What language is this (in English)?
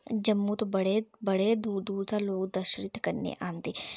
Dogri